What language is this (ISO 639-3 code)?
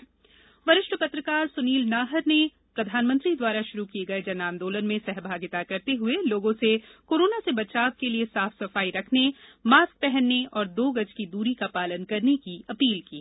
hin